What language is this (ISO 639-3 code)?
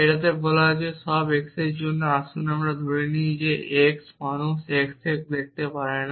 ben